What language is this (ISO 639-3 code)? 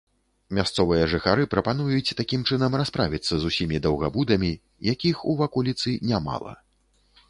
bel